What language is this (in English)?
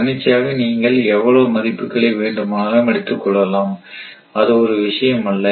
Tamil